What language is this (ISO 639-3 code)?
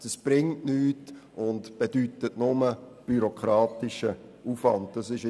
gsw